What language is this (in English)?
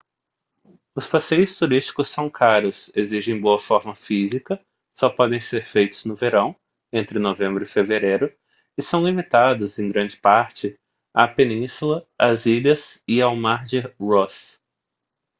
Portuguese